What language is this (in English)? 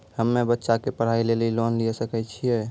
Maithili